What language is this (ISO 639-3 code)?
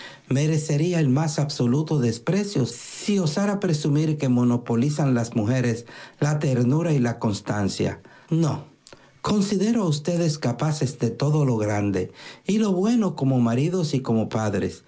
spa